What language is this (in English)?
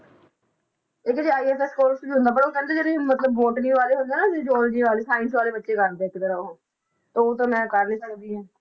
Punjabi